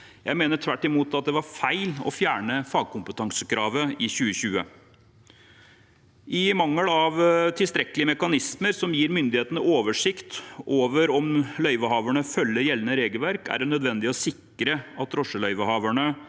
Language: Norwegian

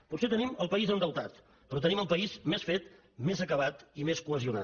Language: Catalan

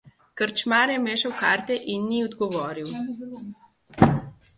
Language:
Slovenian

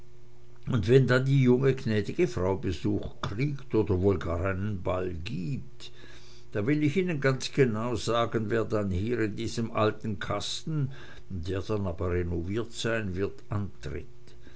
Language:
German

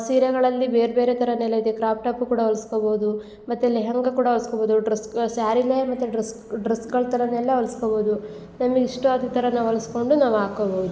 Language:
Kannada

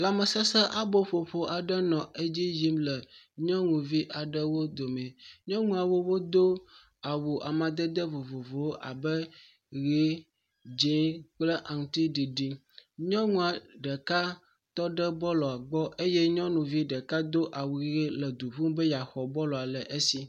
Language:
Ewe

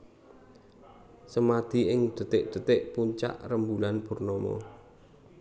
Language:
Javanese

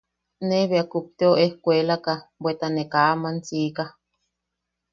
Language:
Yaqui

